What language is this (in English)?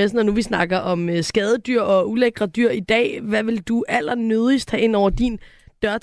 Danish